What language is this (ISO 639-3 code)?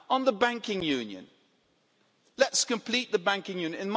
eng